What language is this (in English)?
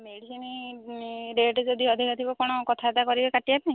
Odia